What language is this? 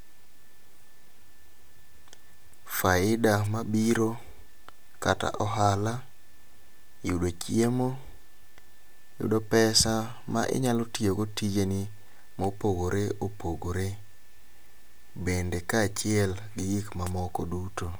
Luo (Kenya and Tanzania)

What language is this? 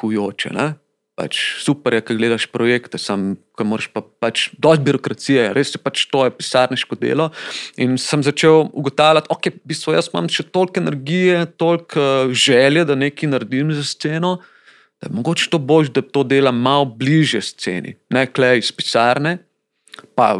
Slovak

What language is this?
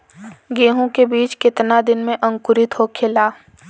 Bhojpuri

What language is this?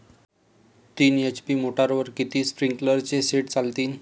Marathi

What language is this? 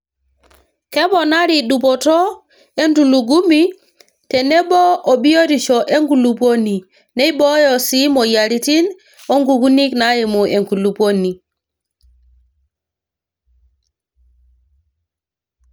Masai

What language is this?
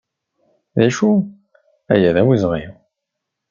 Kabyle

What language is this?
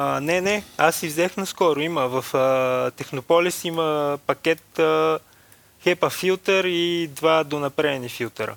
Bulgarian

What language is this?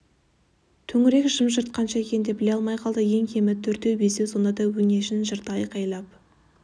Kazakh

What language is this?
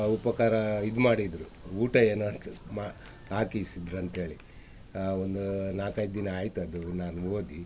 Kannada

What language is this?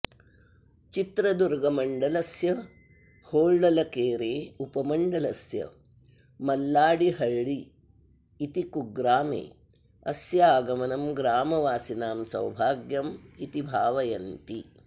Sanskrit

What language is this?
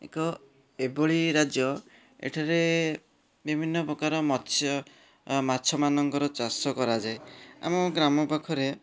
Odia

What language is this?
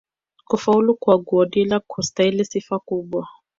Swahili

